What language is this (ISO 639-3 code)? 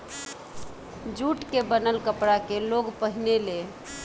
bho